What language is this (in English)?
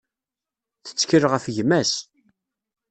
Kabyle